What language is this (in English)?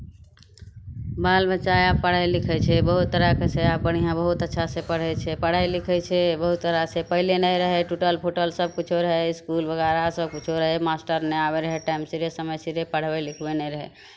Maithili